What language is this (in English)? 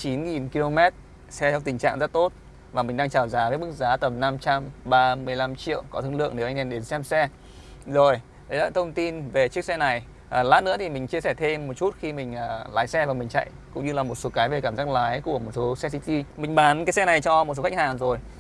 Vietnamese